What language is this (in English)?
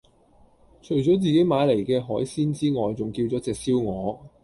Cantonese